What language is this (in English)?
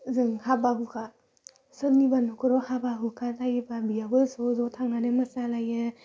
Bodo